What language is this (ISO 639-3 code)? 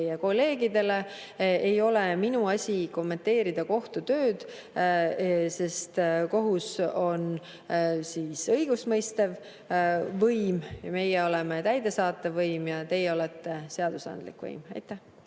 est